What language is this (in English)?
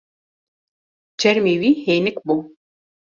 Kurdish